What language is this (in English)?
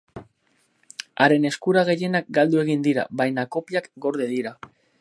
Basque